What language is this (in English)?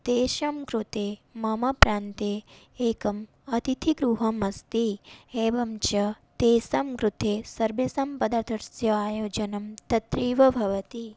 Sanskrit